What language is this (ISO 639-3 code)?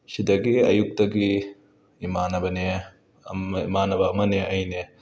mni